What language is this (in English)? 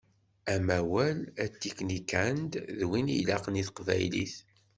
Kabyle